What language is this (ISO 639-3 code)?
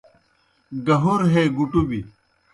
plk